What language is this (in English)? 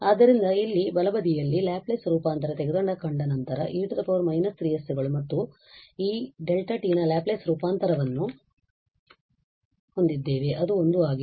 Kannada